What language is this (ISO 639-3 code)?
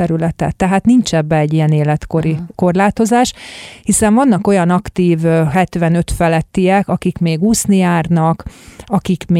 hun